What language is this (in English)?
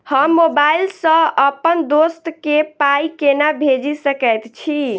Maithili